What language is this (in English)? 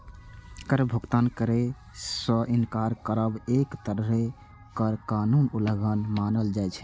Maithili